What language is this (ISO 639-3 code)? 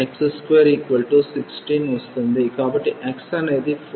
tel